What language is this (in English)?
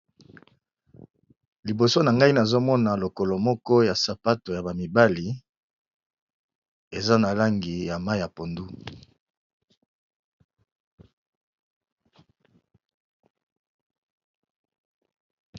Lingala